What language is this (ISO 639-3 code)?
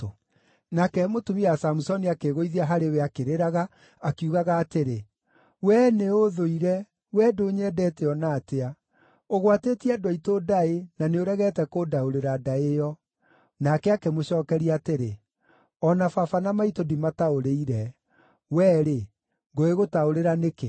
kik